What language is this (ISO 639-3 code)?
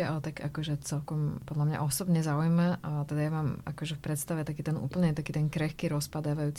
slk